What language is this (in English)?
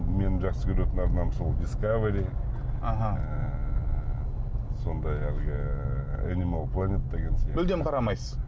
Kazakh